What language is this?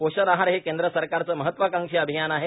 Marathi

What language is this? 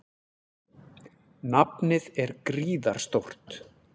Icelandic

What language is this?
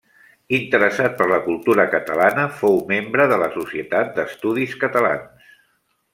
Catalan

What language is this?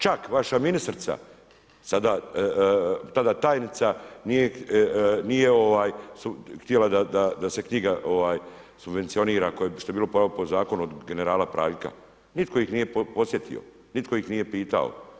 Croatian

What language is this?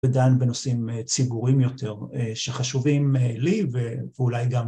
Hebrew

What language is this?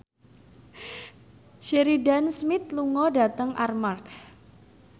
Javanese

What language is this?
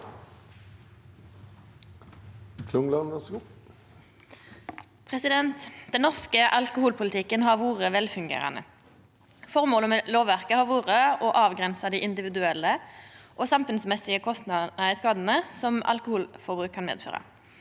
Norwegian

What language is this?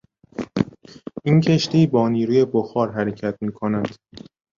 Persian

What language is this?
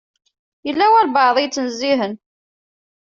Kabyle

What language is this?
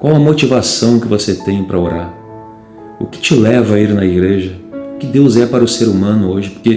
Portuguese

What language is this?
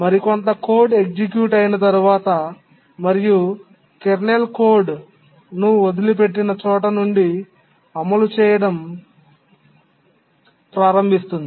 Telugu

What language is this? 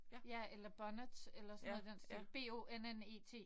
Danish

